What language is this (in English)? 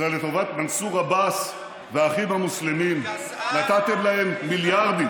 Hebrew